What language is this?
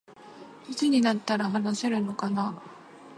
Japanese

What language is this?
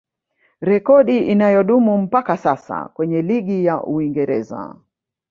Swahili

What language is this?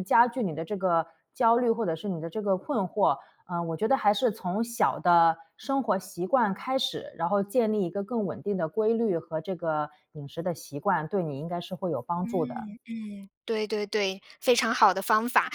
Chinese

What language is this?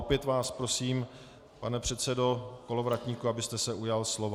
Czech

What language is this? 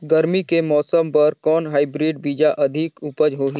Chhattisgarhi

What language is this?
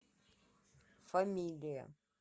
Russian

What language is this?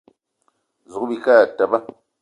Eton (Cameroon)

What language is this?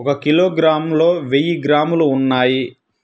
Telugu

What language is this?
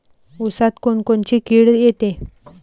Marathi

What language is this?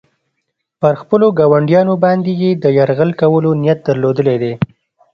Pashto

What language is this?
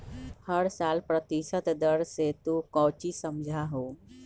Magahi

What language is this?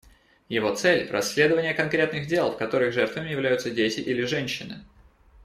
Russian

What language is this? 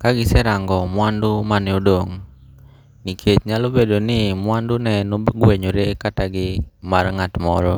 Luo (Kenya and Tanzania)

